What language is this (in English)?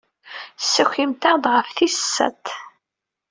Kabyle